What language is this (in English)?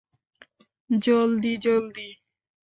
Bangla